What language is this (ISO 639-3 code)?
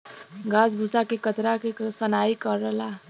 bho